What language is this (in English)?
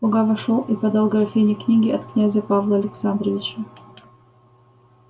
Russian